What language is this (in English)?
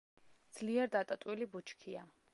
Georgian